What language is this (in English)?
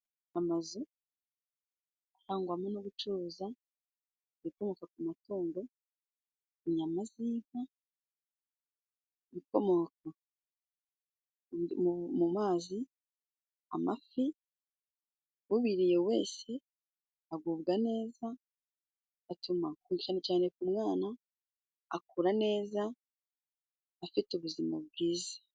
Kinyarwanda